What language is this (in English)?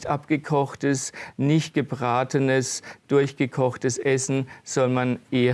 German